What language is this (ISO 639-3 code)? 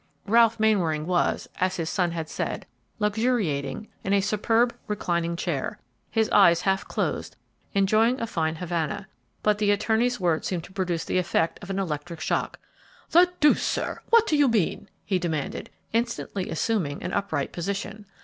eng